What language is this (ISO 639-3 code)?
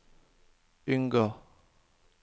nor